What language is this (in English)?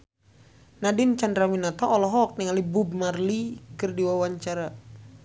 Sundanese